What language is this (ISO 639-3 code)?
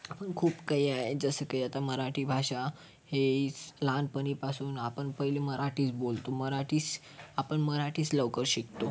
mar